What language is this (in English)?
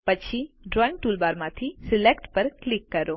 Gujarati